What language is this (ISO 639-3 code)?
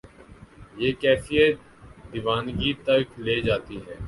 urd